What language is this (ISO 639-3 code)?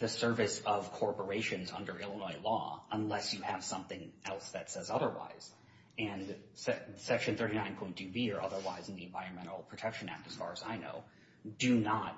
eng